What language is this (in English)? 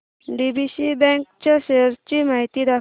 Marathi